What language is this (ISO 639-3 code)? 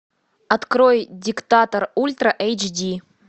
rus